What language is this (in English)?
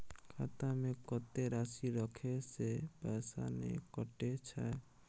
Maithili